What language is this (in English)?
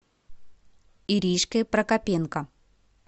Russian